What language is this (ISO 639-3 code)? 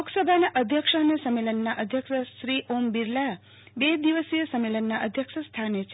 guj